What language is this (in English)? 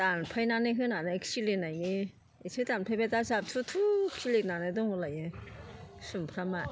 Bodo